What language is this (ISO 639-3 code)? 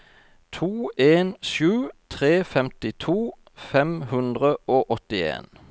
nor